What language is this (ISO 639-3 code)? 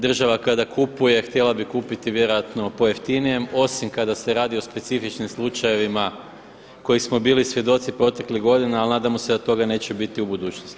hrv